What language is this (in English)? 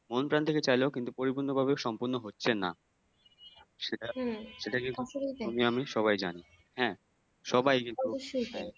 Bangla